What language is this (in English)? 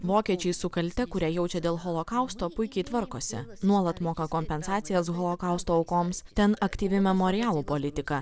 Lithuanian